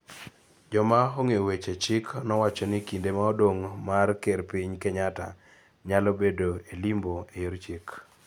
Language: Luo (Kenya and Tanzania)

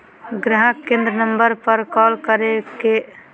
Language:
Magahi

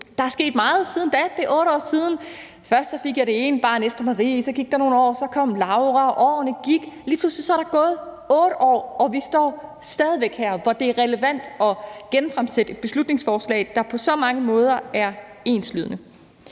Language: Danish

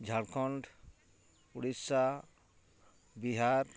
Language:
Santali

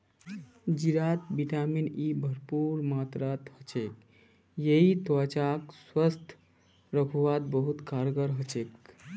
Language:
Magahi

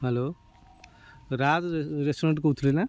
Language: Odia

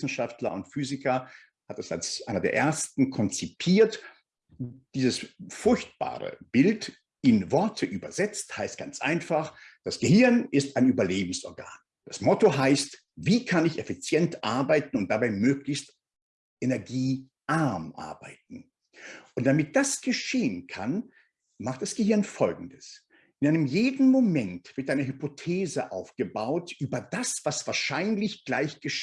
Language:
German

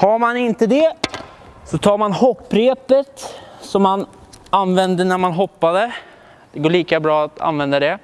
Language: Swedish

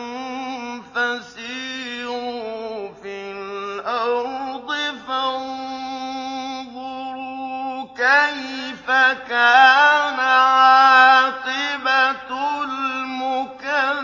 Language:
Arabic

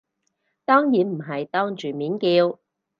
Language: Cantonese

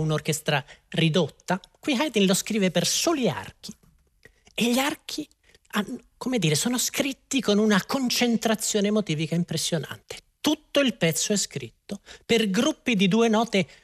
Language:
Italian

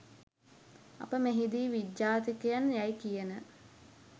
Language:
Sinhala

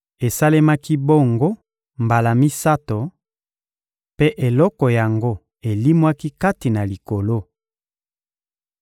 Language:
Lingala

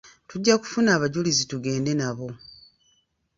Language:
Ganda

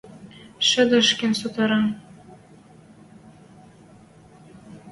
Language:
Western Mari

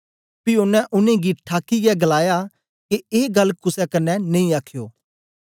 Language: Dogri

